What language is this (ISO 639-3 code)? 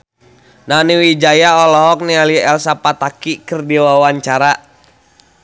sun